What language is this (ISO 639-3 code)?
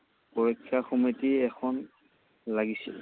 asm